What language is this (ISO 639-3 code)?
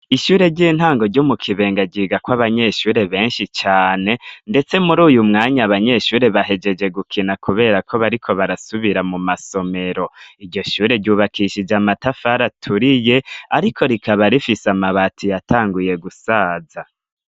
run